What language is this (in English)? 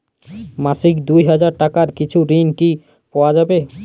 Bangla